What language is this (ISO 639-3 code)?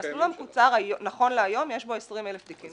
heb